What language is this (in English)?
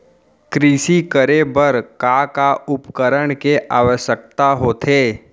Chhattisgarhi